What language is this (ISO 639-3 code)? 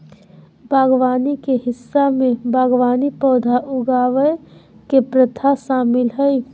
mag